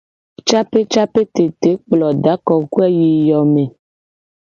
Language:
Gen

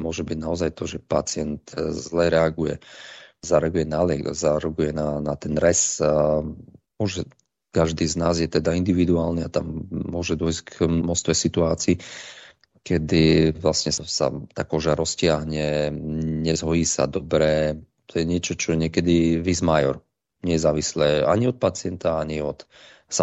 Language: Slovak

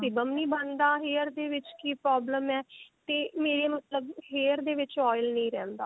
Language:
Punjabi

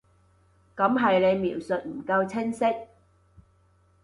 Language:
Cantonese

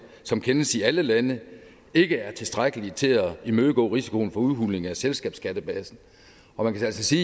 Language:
Danish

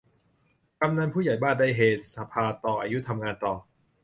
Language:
Thai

